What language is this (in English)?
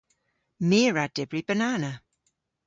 Cornish